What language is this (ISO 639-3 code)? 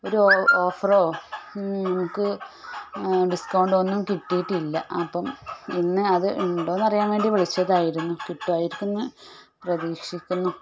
mal